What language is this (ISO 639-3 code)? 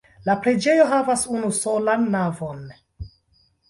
epo